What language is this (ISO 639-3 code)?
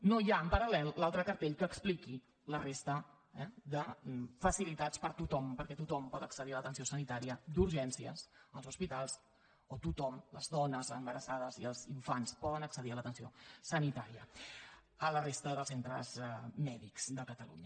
cat